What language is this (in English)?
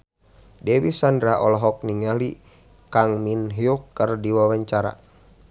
Sundanese